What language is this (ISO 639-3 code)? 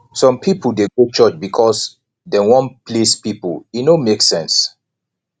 pcm